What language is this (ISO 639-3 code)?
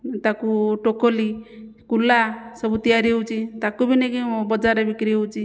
ori